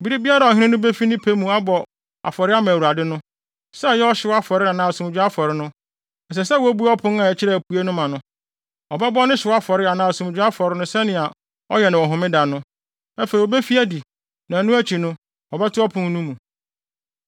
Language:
Akan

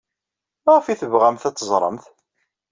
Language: Kabyle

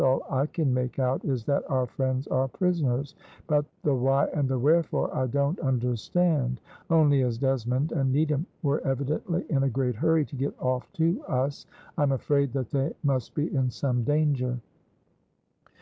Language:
English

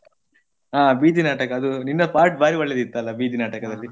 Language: Kannada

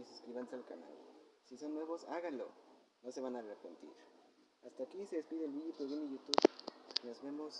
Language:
Spanish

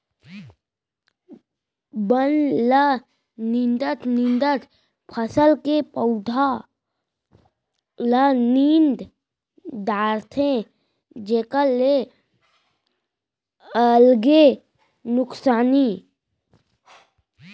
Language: Chhattisgarhi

